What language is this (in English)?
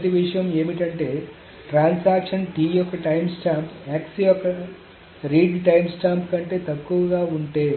Telugu